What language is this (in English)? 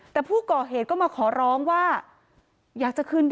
Thai